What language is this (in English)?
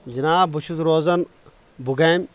Kashmiri